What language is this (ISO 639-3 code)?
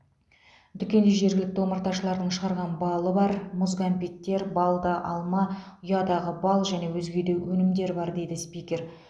kaz